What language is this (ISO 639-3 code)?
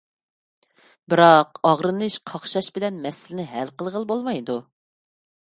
uig